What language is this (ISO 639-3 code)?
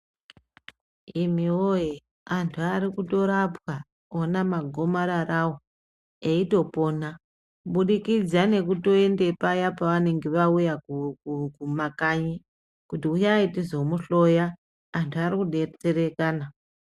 ndc